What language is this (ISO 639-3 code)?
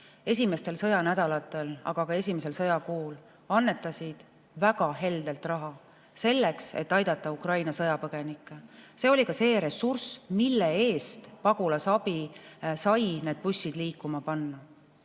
est